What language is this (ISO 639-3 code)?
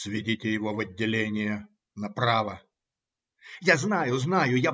rus